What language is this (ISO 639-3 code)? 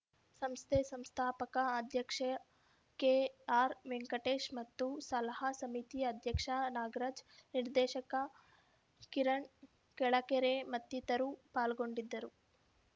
kan